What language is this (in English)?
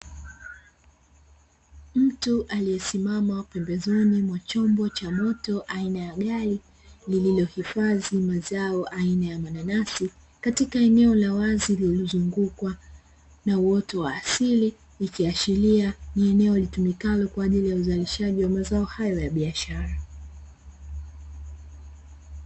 Swahili